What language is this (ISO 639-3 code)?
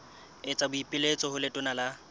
sot